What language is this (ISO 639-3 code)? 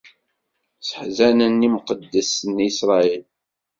kab